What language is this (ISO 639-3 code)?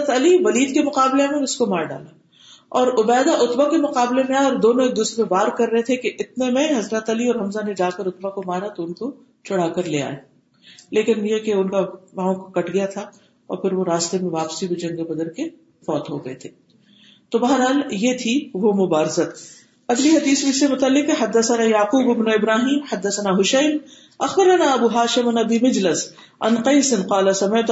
urd